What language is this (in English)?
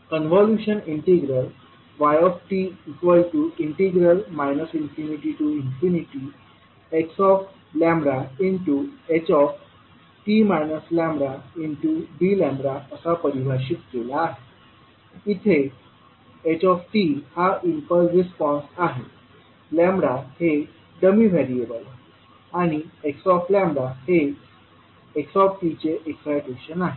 Marathi